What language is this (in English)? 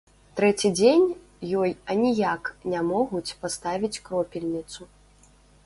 Belarusian